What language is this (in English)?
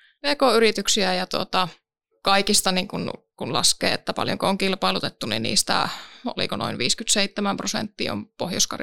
Finnish